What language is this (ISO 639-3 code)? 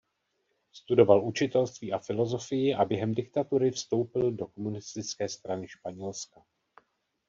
ces